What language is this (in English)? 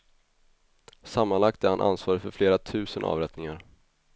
Swedish